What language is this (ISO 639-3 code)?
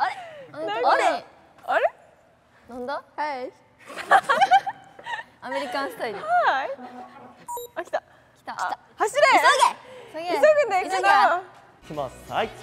jpn